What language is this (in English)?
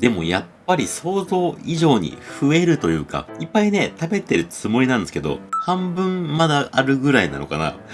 Japanese